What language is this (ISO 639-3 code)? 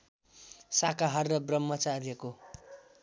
nep